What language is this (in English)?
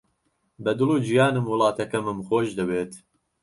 Central Kurdish